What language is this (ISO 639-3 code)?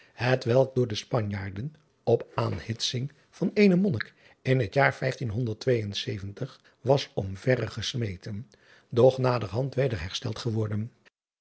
nld